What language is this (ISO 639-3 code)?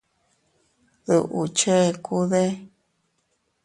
cut